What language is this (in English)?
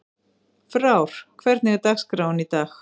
Icelandic